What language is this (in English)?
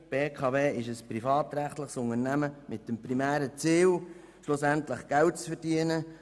Swiss German